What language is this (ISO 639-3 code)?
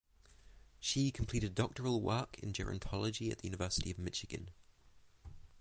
eng